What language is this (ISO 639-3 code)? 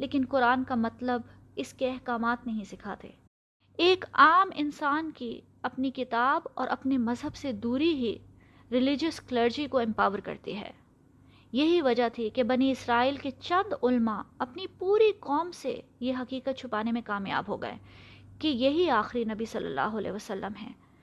urd